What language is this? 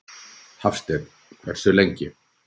Icelandic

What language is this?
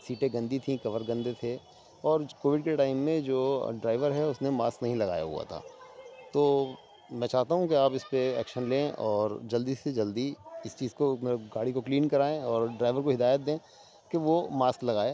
Urdu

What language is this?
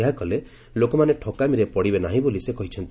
Odia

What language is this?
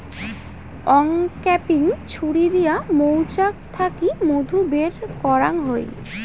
Bangla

